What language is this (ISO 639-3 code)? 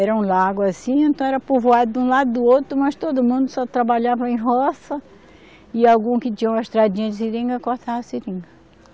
por